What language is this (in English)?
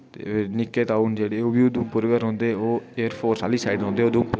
Dogri